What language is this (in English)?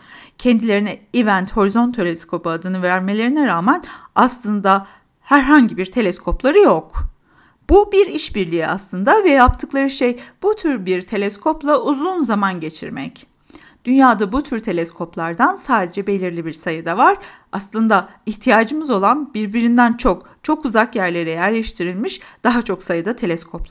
Turkish